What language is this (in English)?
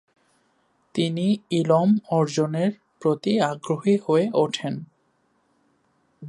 Bangla